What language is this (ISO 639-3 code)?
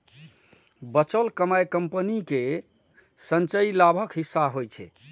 mai